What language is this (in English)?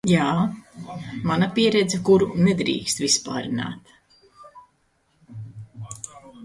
Latvian